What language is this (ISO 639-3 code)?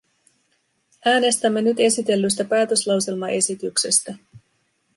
fin